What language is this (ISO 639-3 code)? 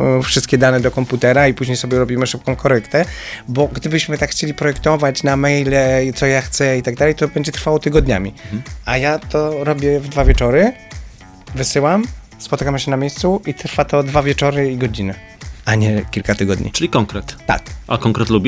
pol